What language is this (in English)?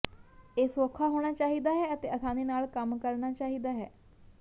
Punjabi